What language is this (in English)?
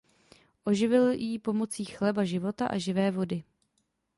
Czech